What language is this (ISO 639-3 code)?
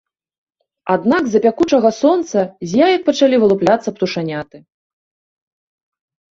bel